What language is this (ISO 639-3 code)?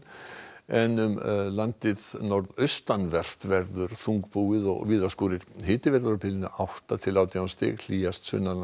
isl